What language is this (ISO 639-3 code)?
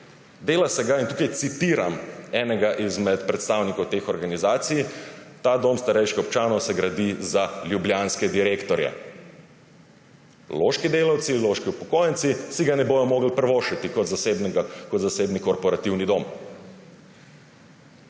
slv